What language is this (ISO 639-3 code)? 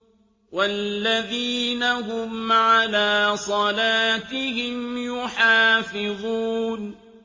ara